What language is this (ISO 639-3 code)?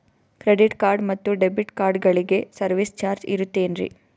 kan